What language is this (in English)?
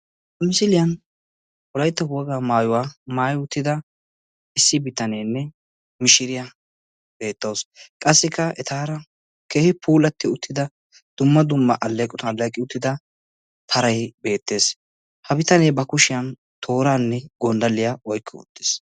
Wolaytta